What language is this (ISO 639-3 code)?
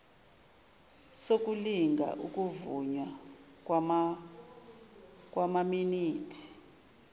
zul